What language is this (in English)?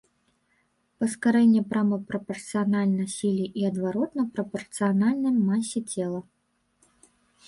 Belarusian